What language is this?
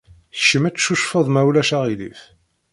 Kabyle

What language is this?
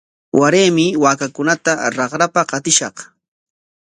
Corongo Ancash Quechua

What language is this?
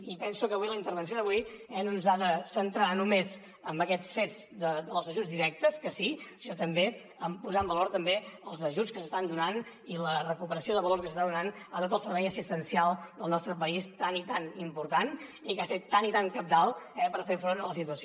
Catalan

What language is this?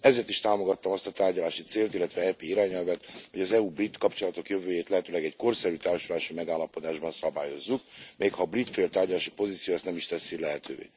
Hungarian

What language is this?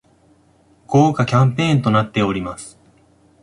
Japanese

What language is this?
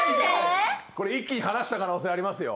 Japanese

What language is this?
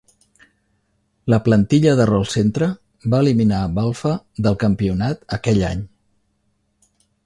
Catalan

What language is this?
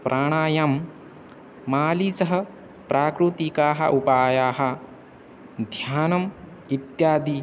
Sanskrit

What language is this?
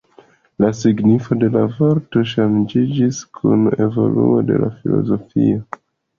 Esperanto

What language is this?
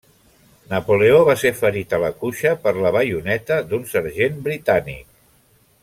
Catalan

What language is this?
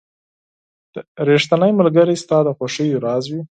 Pashto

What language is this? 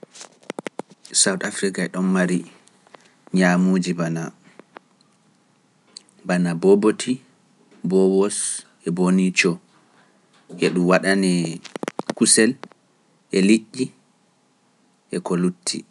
Pular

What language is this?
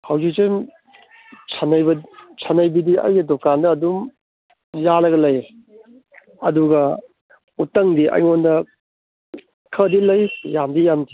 Manipuri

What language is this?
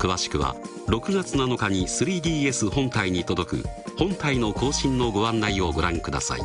Japanese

